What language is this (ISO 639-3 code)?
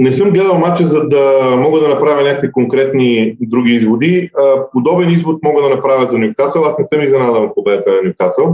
bul